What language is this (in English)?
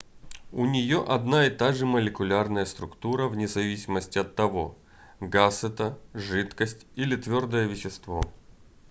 Russian